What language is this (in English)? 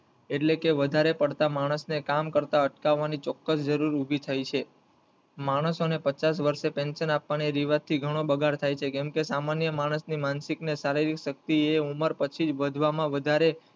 Gujarati